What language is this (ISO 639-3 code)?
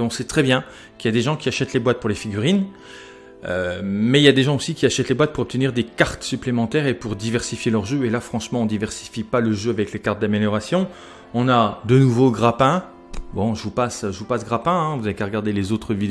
fra